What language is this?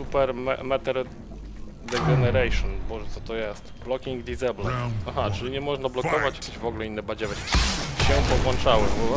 Polish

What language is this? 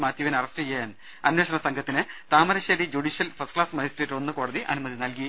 Malayalam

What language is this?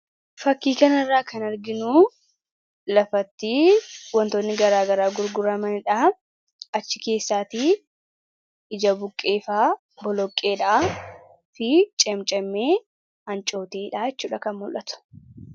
Oromo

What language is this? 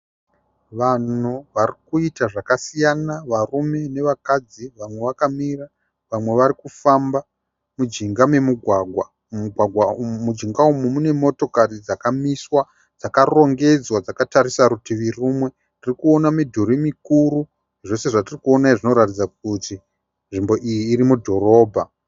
Shona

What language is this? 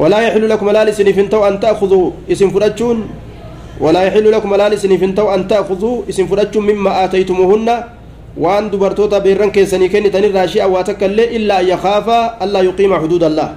Arabic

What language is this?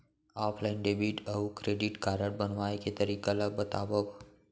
Chhattisgarhi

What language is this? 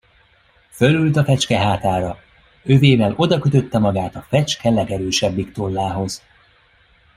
Hungarian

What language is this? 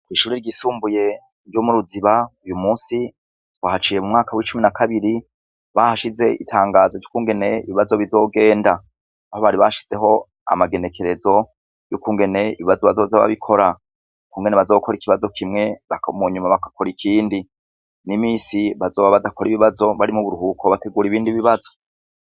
Rundi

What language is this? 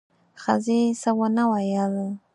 Pashto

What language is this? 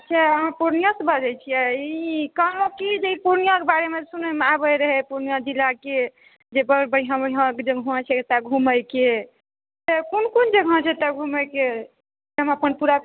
Maithili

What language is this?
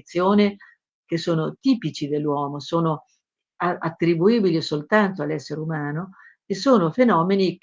Italian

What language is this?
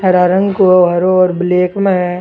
Rajasthani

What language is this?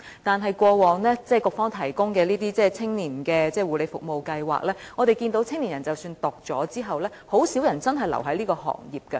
Cantonese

